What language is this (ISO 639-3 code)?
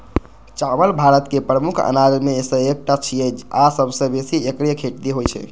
mai